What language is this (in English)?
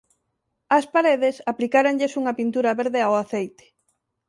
Galician